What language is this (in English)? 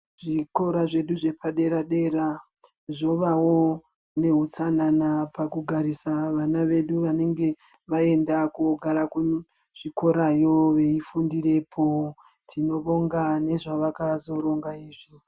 Ndau